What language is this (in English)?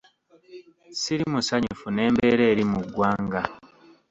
Ganda